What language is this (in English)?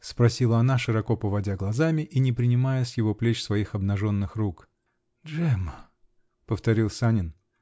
Russian